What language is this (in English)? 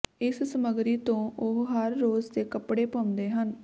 Punjabi